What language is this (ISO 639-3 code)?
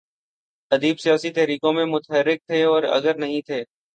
urd